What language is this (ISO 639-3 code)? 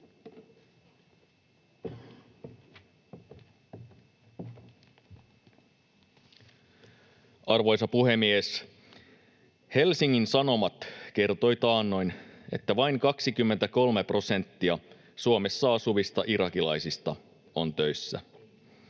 fin